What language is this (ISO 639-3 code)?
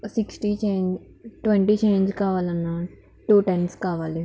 tel